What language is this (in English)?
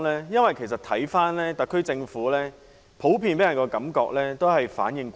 Cantonese